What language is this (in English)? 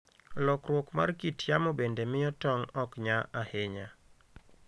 Luo (Kenya and Tanzania)